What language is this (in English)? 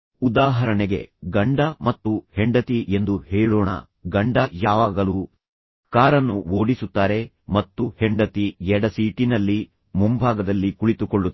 Kannada